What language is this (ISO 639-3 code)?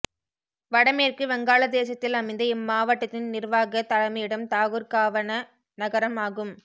tam